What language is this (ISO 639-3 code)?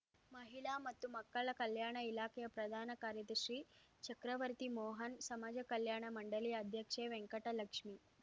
kan